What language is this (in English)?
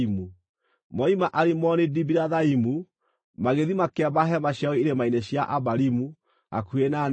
Kikuyu